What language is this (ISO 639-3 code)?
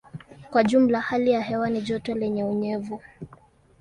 swa